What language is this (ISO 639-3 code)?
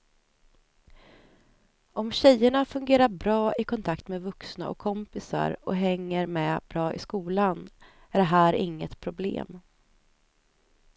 swe